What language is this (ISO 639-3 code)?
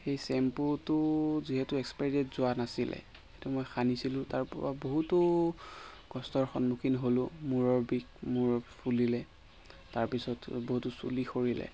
asm